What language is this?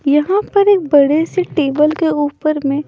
Hindi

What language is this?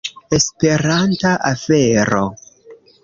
Esperanto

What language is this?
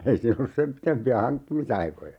Finnish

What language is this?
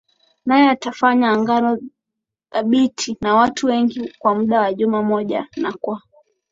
Swahili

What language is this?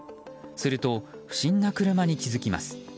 Japanese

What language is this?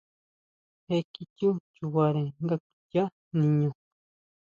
Huautla Mazatec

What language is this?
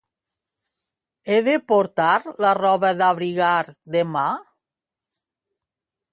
Catalan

